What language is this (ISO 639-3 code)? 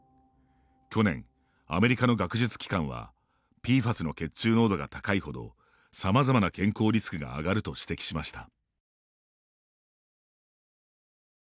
jpn